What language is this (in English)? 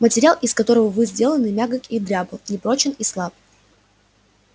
Russian